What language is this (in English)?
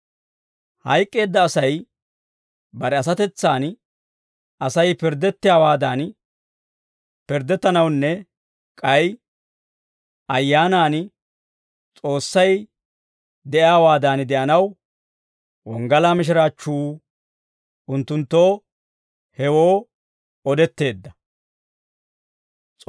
Dawro